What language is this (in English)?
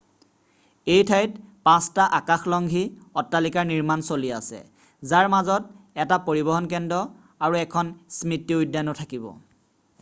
Assamese